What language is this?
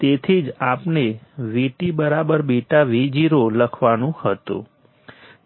Gujarati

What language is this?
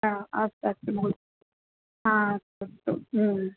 Sanskrit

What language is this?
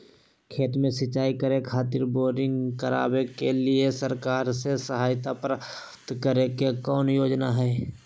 Magahi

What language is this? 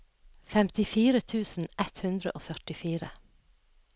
Norwegian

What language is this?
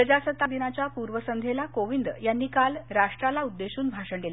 Marathi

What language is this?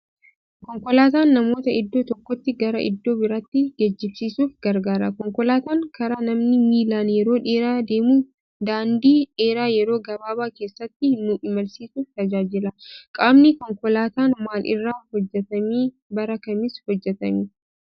Oromo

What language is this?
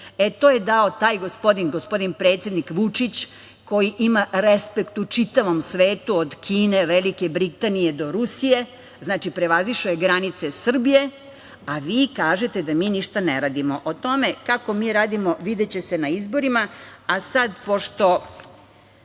Serbian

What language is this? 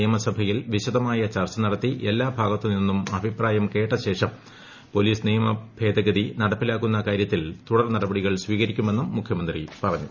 Malayalam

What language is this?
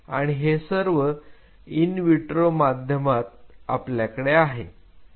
Marathi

